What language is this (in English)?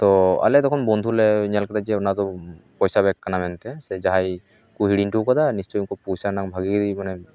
Santali